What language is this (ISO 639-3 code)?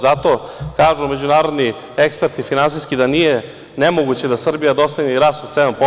srp